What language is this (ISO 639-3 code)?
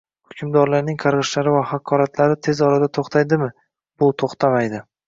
uzb